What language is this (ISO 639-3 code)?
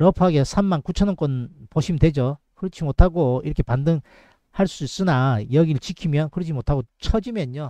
kor